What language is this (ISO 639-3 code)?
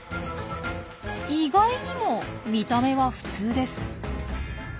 jpn